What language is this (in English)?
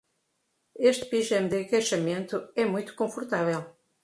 Portuguese